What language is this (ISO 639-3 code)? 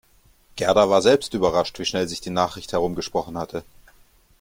deu